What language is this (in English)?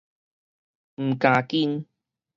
Min Nan Chinese